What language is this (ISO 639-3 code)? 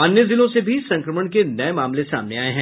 hin